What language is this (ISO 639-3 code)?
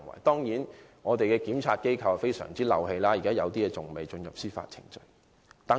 yue